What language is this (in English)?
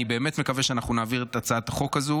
Hebrew